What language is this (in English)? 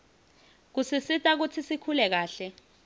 Swati